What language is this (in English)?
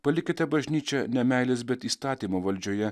Lithuanian